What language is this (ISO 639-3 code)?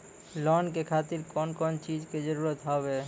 mai